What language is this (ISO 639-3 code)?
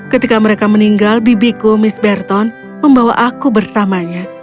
ind